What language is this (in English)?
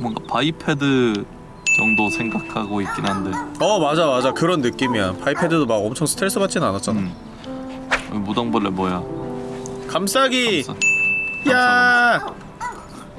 Korean